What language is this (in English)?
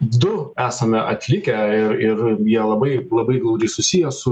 Lithuanian